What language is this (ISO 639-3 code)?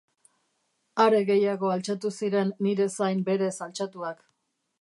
eus